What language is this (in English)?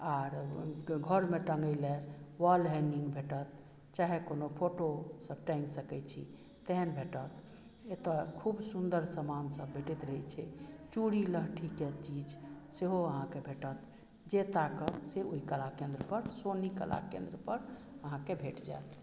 Maithili